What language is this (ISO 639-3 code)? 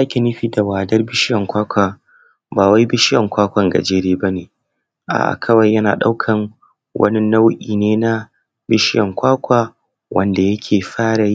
hau